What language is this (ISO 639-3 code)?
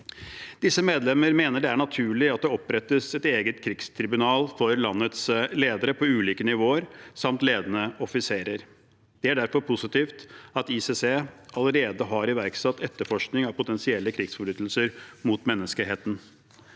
nor